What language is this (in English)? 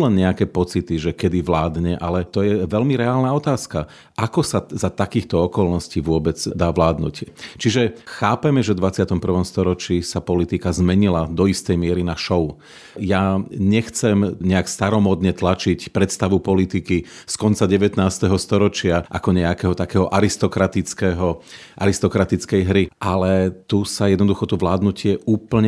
Slovak